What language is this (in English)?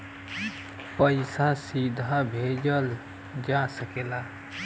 Bhojpuri